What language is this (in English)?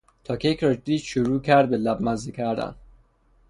Persian